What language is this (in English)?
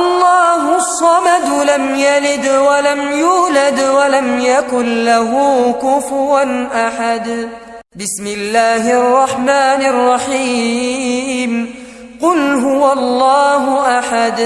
Arabic